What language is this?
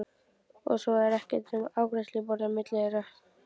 Icelandic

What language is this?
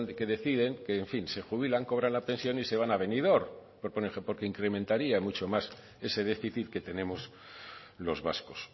Spanish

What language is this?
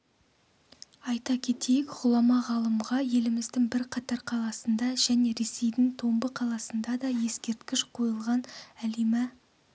Kazakh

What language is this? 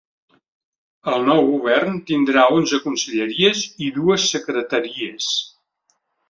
Catalan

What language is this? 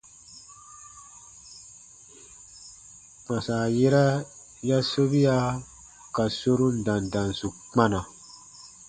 Baatonum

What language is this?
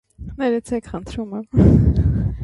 Armenian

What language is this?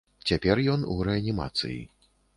Belarusian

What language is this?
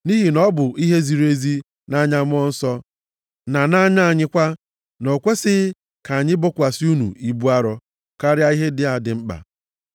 Igbo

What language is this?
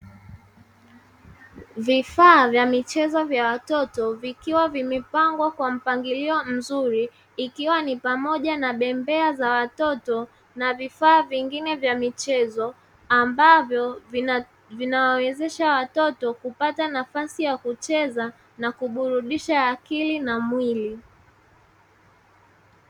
Swahili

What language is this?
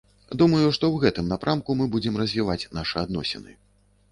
Belarusian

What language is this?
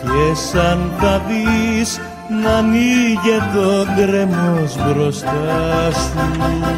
Greek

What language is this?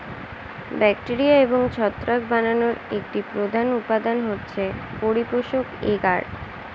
Bangla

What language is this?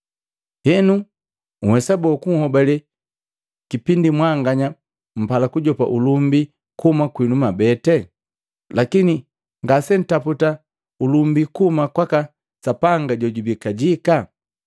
Matengo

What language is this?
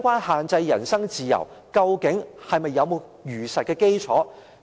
Cantonese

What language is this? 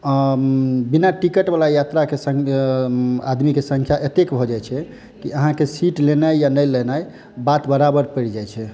Maithili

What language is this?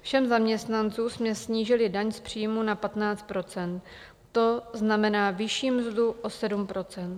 Czech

